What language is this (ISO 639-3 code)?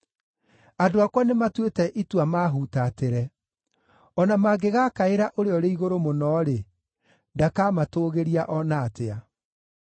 kik